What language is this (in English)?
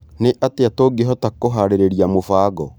Kikuyu